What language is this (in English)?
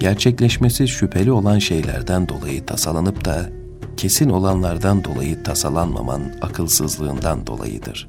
Turkish